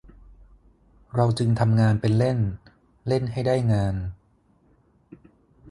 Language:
Thai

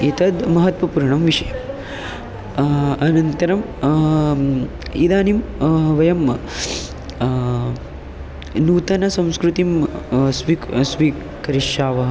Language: Sanskrit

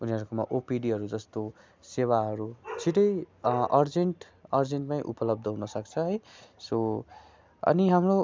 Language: Nepali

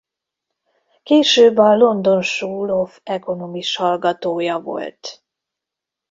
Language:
Hungarian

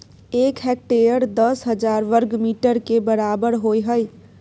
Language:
Maithili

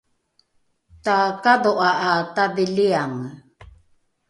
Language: Rukai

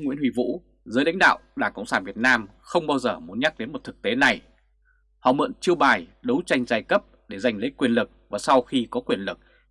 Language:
Vietnamese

